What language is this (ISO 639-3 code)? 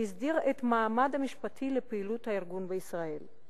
heb